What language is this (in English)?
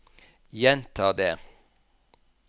Norwegian